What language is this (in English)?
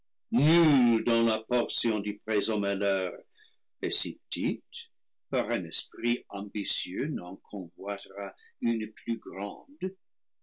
French